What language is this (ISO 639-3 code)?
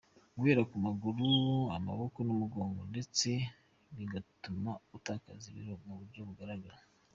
kin